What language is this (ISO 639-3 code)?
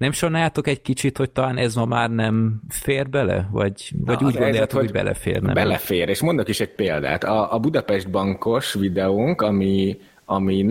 hun